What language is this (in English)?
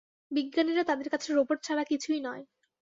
Bangla